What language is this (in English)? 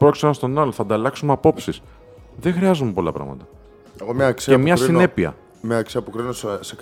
Greek